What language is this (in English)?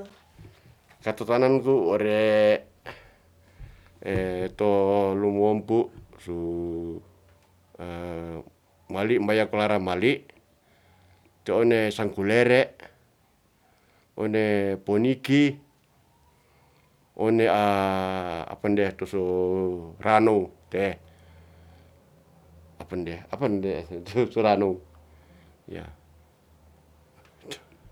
Ratahan